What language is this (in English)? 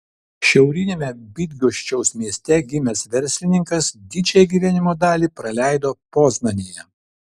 Lithuanian